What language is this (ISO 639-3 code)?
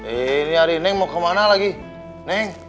ind